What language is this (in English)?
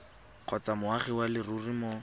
Tswana